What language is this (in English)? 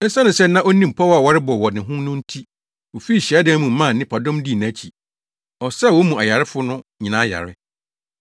Akan